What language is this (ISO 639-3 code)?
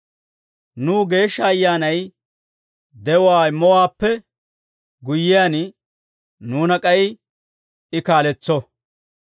dwr